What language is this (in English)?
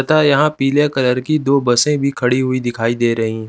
Hindi